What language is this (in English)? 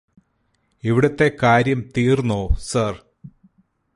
Malayalam